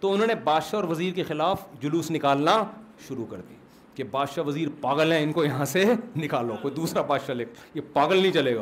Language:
Urdu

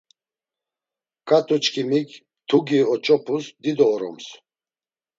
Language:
Laz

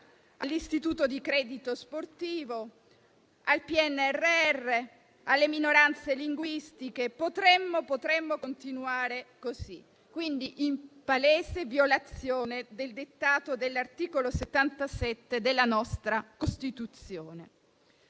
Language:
Italian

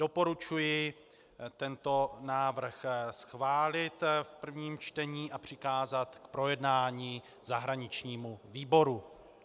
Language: Czech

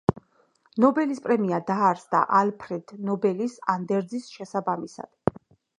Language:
Georgian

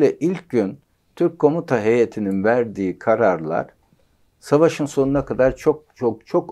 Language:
Turkish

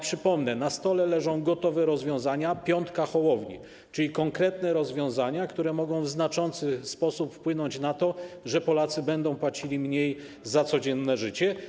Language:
Polish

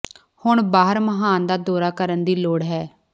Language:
Punjabi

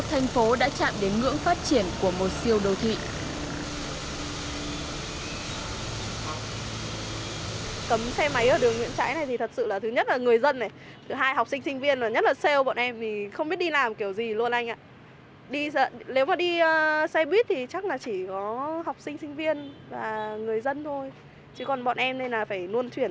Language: Vietnamese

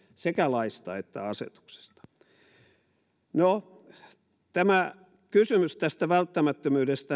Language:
Finnish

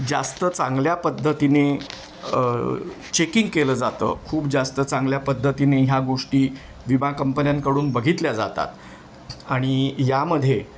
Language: Marathi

